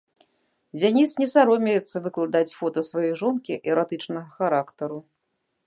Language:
Belarusian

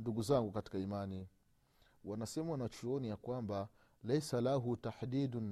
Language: Swahili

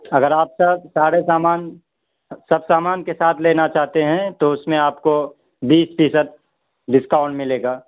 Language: Urdu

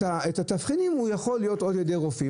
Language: Hebrew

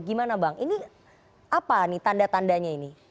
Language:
Indonesian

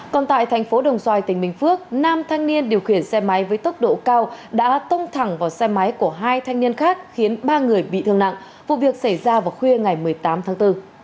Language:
Vietnamese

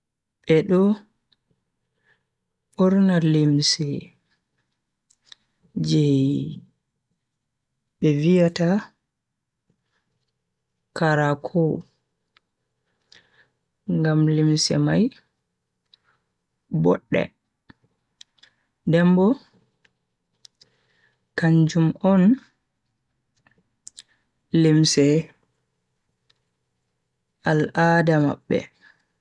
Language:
Bagirmi Fulfulde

